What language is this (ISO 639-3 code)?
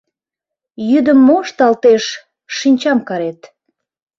chm